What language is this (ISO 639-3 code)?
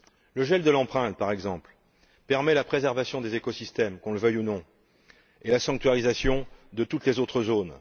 fra